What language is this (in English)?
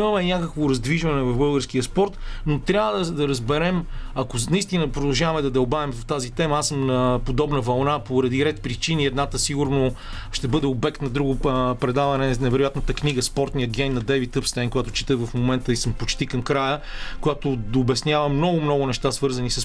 Bulgarian